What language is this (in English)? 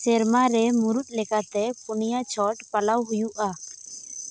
Santali